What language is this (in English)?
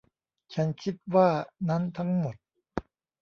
Thai